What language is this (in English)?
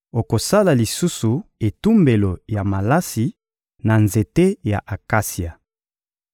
Lingala